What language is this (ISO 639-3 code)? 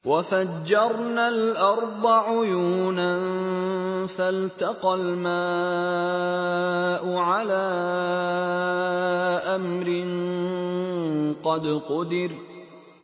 ara